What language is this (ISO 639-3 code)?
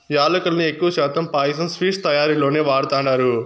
tel